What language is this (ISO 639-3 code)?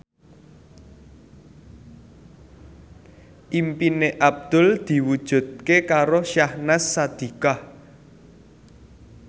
jav